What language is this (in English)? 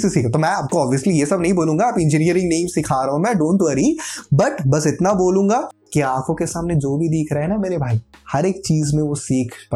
Hindi